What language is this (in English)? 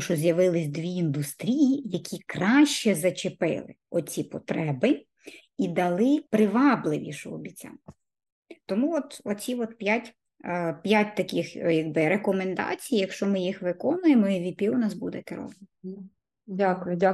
Ukrainian